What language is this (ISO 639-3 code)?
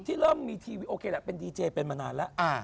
tha